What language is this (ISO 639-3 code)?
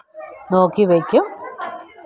mal